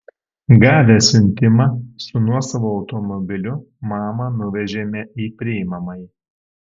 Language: Lithuanian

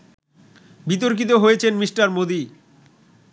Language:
Bangla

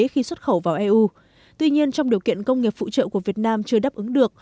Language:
Vietnamese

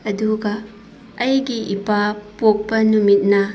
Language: Manipuri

